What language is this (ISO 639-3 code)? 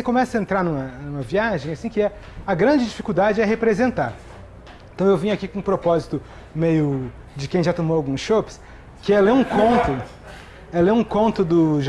por